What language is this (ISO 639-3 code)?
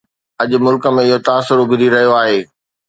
snd